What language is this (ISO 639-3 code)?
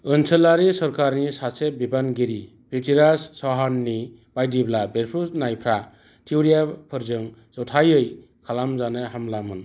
brx